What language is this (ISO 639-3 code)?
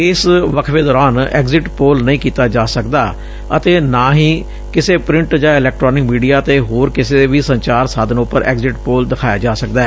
pan